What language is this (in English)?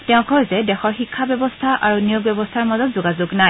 Assamese